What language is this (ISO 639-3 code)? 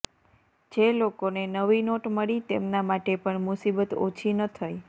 guj